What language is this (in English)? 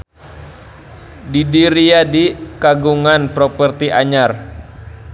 Sundanese